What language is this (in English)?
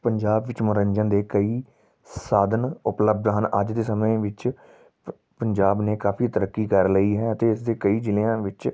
Punjabi